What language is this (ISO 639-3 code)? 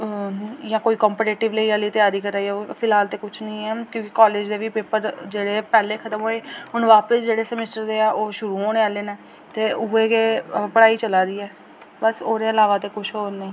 doi